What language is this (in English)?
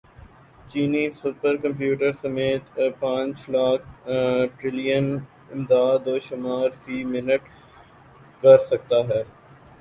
Urdu